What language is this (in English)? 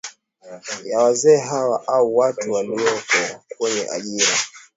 Swahili